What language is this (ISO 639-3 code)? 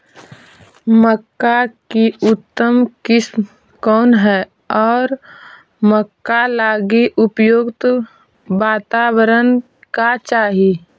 mag